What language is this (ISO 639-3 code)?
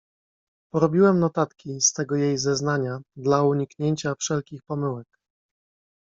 pol